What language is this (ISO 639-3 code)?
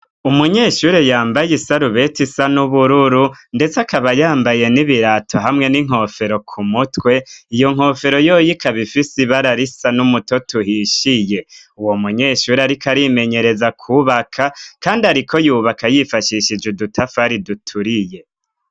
run